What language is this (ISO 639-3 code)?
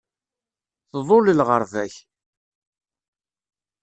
kab